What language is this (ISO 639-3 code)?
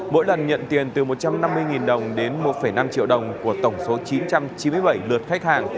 vie